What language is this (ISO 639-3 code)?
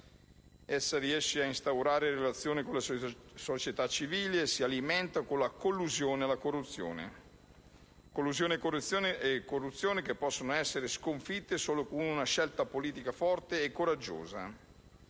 ita